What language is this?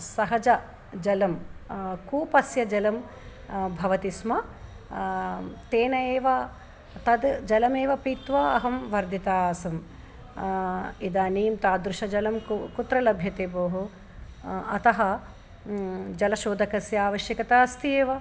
Sanskrit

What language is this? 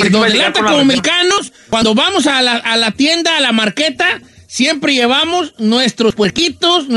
Spanish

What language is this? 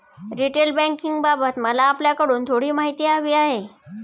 Marathi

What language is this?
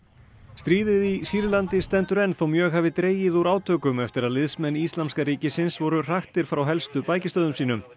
Icelandic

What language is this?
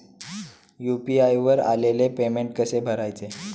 Marathi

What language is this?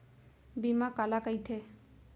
Chhattisgarhi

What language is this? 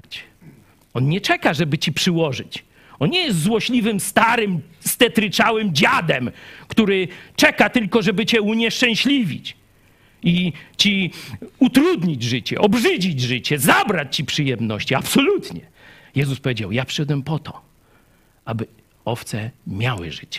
Polish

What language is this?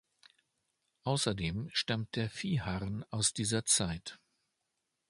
German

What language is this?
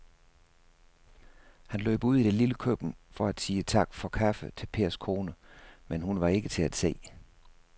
Danish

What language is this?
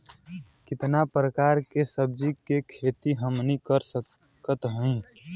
Bhojpuri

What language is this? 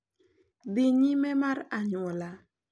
Luo (Kenya and Tanzania)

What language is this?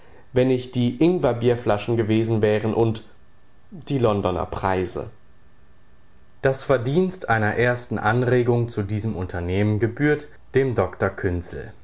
German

